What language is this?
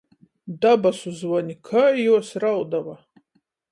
Latgalian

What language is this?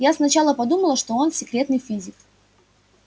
Russian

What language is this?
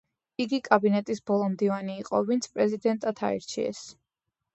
Georgian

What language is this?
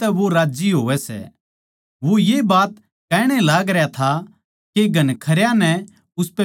Haryanvi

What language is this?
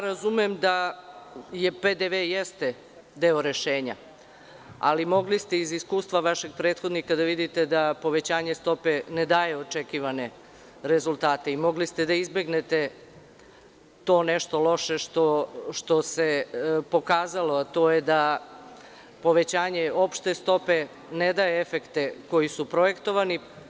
Serbian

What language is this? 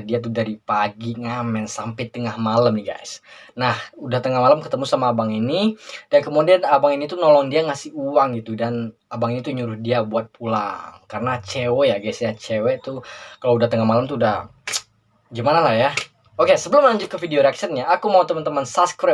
Indonesian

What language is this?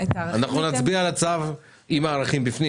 Hebrew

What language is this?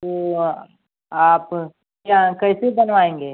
Hindi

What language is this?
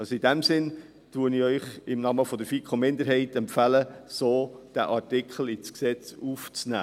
Swiss German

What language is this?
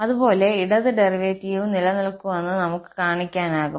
Malayalam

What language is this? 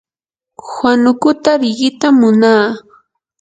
Yanahuanca Pasco Quechua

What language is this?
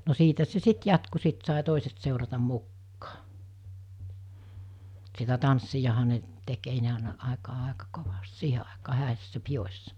Finnish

